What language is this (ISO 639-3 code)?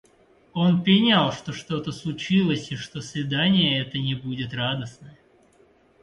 rus